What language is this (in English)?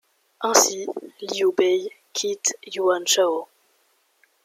French